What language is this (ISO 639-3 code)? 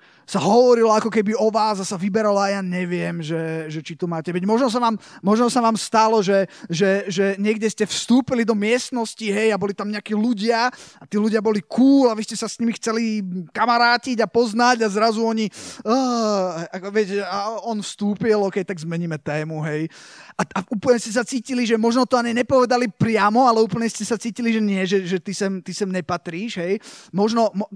slk